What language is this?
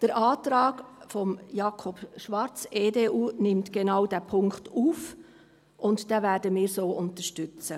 Swiss German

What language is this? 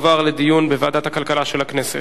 Hebrew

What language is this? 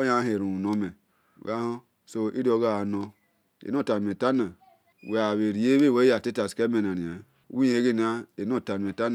Esan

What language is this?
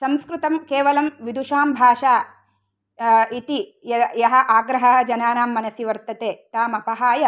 Sanskrit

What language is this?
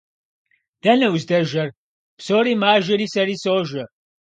Kabardian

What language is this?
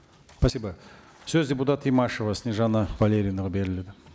Kazakh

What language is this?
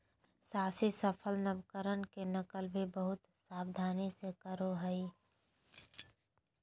Magahi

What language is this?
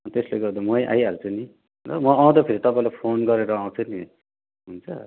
Nepali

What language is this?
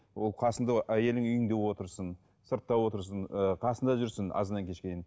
Kazakh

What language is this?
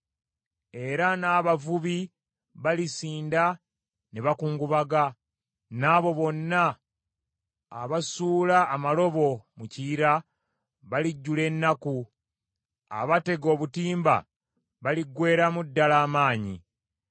Ganda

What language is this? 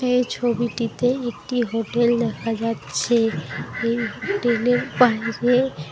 Bangla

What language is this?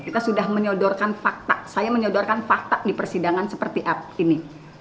Indonesian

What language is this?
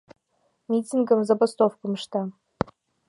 Mari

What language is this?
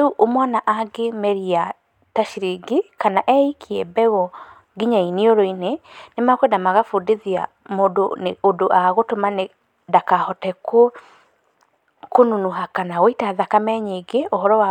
Kikuyu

